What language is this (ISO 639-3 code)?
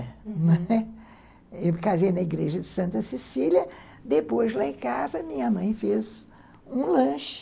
por